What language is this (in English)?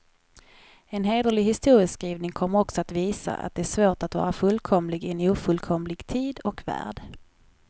Swedish